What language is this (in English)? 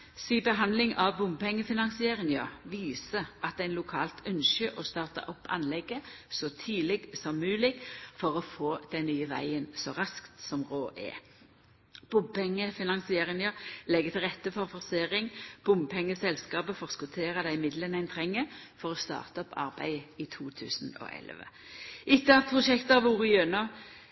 Norwegian Nynorsk